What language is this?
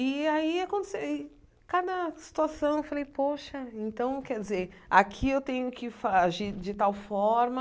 Portuguese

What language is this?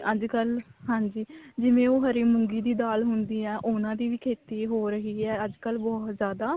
Punjabi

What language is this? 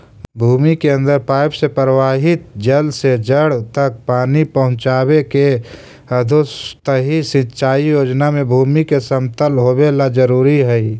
Magahi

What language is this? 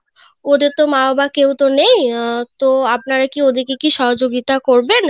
Bangla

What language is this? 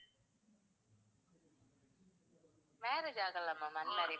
Tamil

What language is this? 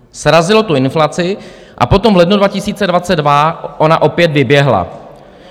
Czech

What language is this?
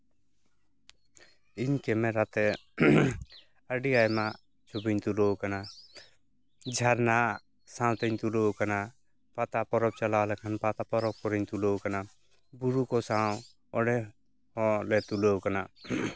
Santali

